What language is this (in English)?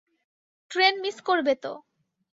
Bangla